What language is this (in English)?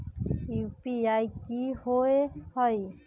Magahi